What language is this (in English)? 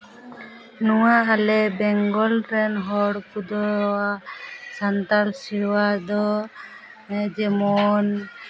Santali